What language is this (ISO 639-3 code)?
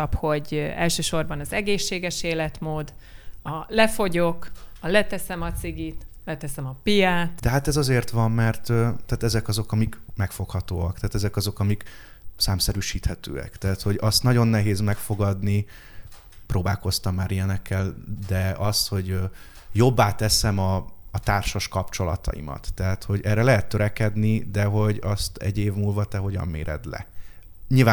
hun